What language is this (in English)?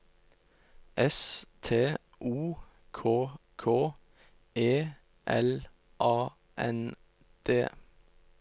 Norwegian